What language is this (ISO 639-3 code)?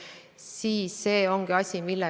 est